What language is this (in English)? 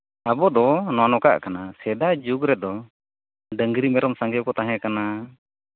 Santali